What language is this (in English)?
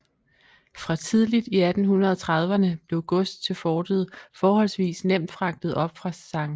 Danish